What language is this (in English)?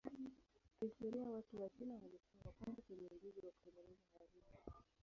Swahili